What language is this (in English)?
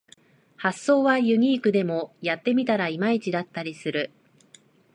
Japanese